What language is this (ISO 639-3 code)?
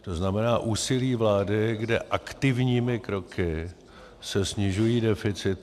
ces